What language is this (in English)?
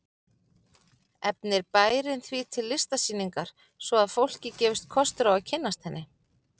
Icelandic